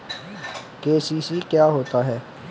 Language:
Hindi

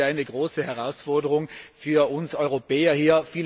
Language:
German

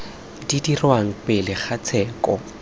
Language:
Tswana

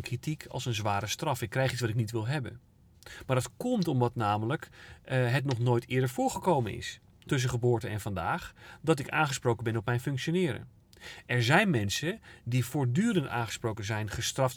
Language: Dutch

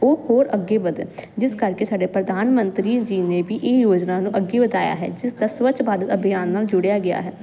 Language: Punjabi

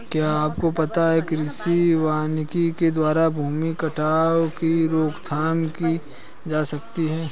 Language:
Hindi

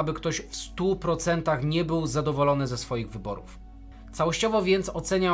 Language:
Polish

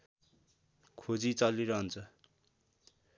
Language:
Nepali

